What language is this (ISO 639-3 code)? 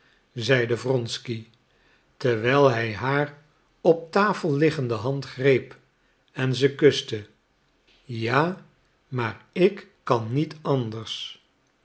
nld